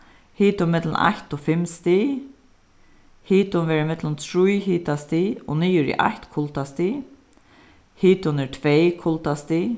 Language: Faroese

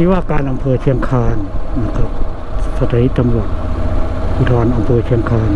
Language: Thai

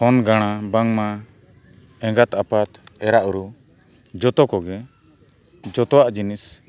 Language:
Santali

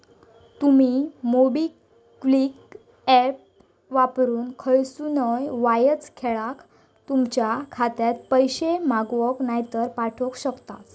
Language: Marathi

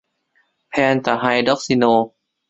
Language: Thai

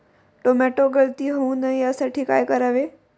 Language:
Marathi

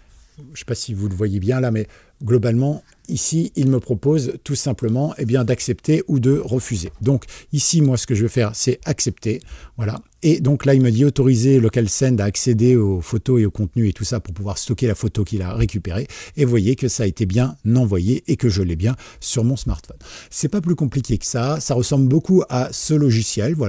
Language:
French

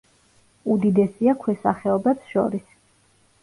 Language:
Georgian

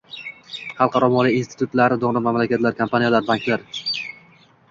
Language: Uzbek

